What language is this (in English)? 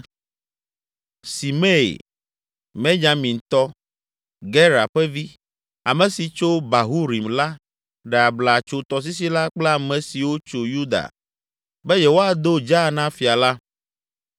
Ewe